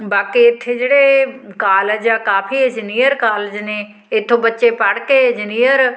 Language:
Punjabi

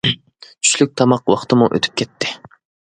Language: Uyghur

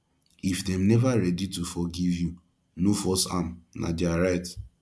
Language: Nigerian Pidgin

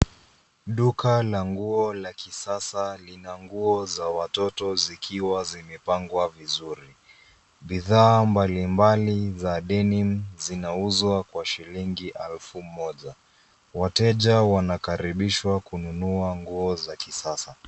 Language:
Swahili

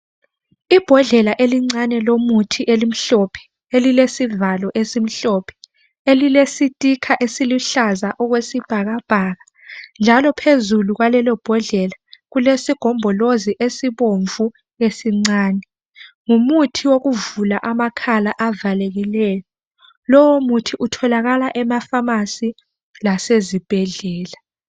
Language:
North Ndebele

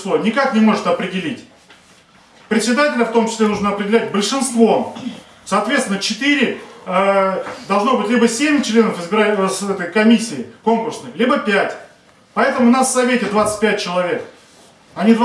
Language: Russian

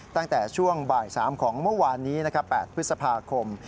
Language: Thai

